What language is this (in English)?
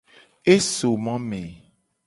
Gen